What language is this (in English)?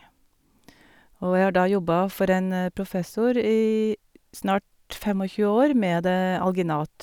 Norwegian